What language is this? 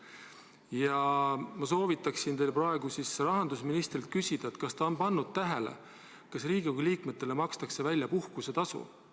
Estonian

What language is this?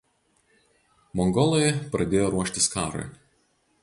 Lithuanian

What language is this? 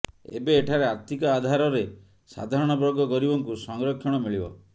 Odia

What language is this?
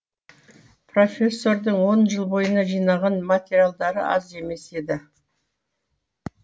Kazakh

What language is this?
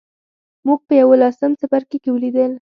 Pashto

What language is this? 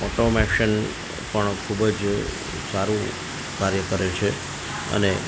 Gujarati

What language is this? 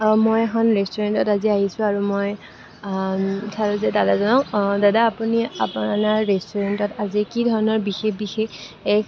Assamese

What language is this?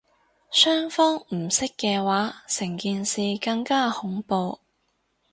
Cantonese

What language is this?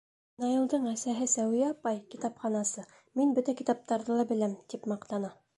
Bashkir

